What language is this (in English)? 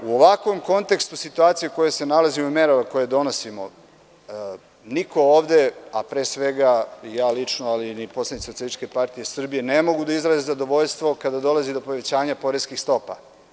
Serbian